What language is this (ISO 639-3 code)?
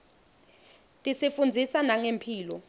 ssw